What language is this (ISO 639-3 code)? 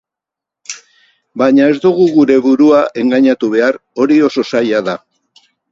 eus